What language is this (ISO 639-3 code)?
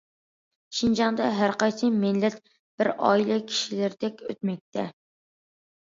uig